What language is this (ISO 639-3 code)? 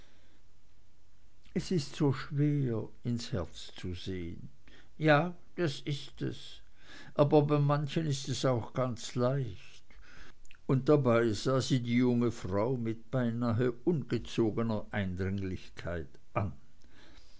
deu